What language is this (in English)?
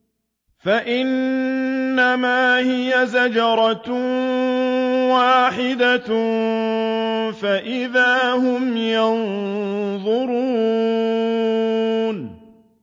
Arabic